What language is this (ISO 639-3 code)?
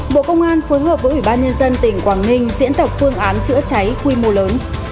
vie